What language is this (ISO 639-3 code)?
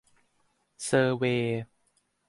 tha